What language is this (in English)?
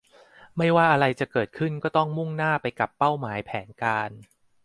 Thai